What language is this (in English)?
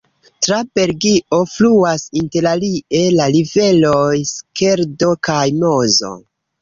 Esperanto